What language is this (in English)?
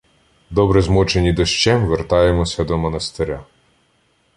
Ukrainian